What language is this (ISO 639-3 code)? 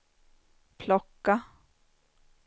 swe